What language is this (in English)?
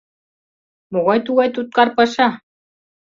Mari